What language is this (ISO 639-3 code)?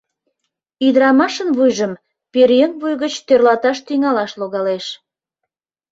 chm